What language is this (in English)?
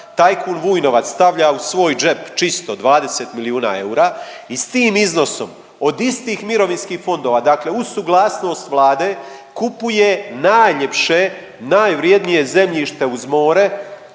Croatian